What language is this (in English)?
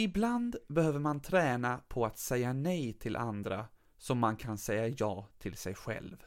Swedish